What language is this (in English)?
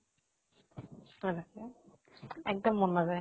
Assamese